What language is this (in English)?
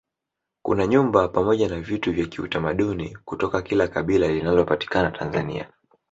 Swahili